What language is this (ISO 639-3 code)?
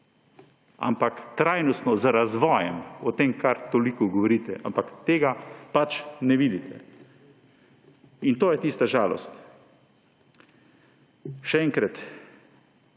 slv